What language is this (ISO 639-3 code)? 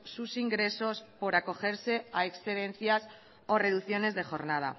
spa